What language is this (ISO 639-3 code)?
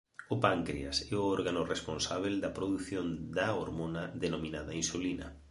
glg